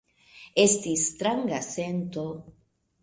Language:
Esperanto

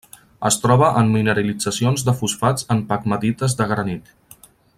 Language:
Catalan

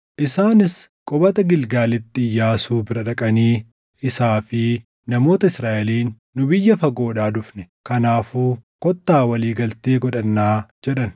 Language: Oromo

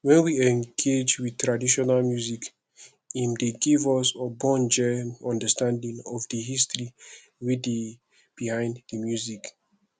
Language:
Nigerian Pidgin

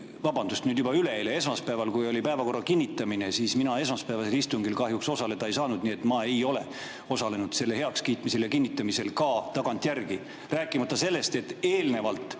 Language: Estonian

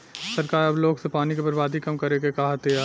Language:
Bhojpuri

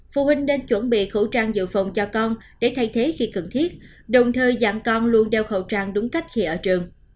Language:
Vietnamese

